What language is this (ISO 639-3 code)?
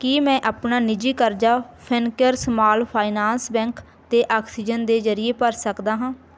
pan